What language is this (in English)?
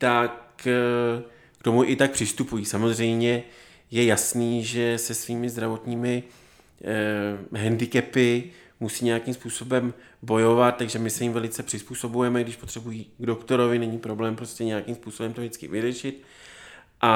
Czech